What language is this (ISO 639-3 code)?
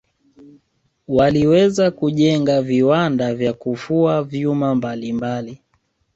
swa